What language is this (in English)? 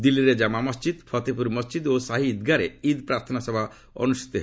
Odia